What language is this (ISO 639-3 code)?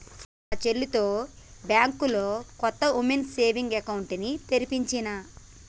tel